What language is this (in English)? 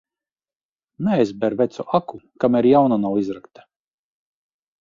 Latvian